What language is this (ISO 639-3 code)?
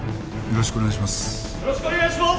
jpn